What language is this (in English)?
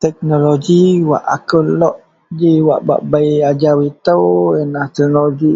Central Melanau